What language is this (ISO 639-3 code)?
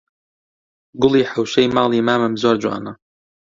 ckb